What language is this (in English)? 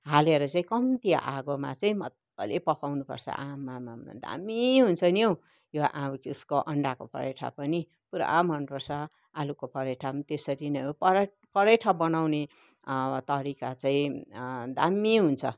Nepali